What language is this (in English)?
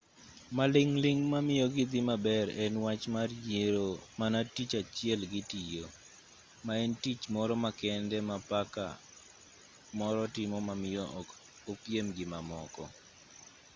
Luo (Kenya and Tanzania)